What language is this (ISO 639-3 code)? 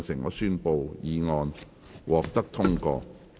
yue